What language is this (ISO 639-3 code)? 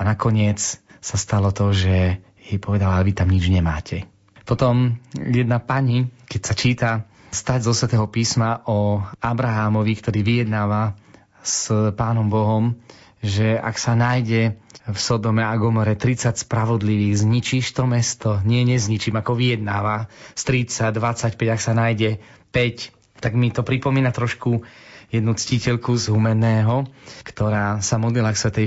slk